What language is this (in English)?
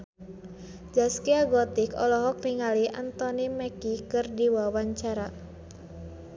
Sundanese